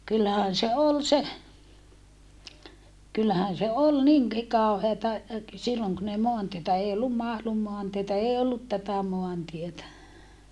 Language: Finnish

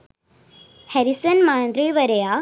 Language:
Sinhala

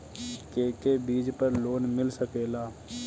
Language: Bhojpuri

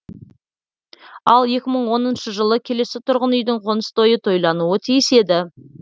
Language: Kazakh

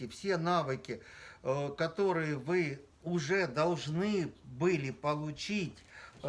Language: Russian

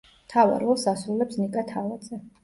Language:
Georgian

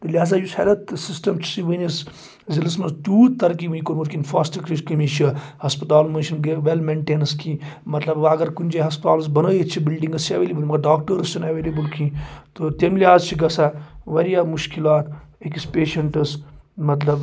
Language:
Kashmiri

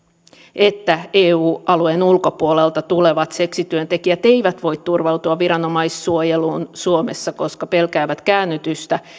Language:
Finnish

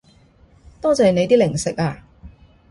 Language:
Cantonese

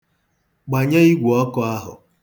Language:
Igbo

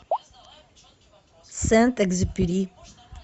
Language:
Russian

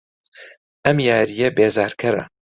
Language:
Central Kurdish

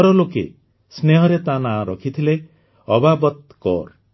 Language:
Odia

